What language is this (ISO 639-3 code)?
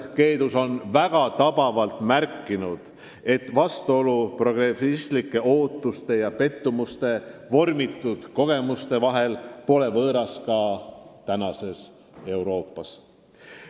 est